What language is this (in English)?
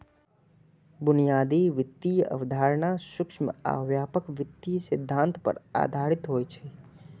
Maithili